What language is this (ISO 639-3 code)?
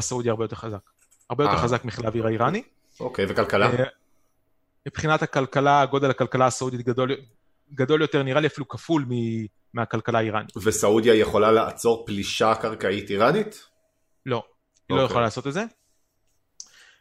heb